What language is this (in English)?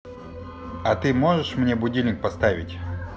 Russian